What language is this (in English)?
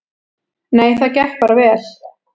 Icelandic